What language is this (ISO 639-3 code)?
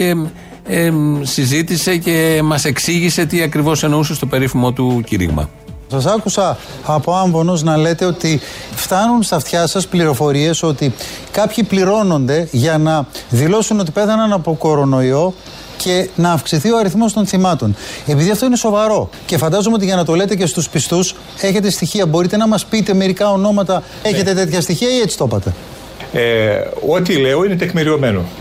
ell